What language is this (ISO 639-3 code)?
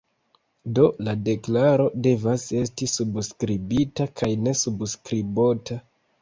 epo